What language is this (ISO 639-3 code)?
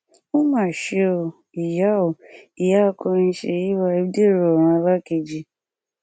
yor